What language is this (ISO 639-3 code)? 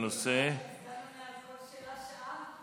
heb